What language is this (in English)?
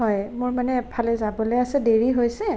Assamese